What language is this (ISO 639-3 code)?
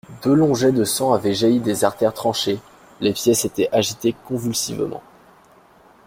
fra